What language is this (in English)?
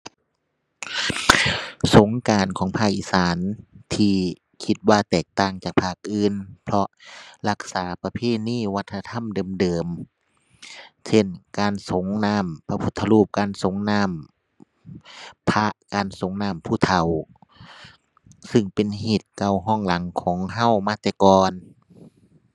Thai